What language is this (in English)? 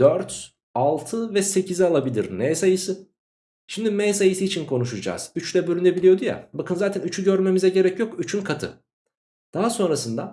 Turkish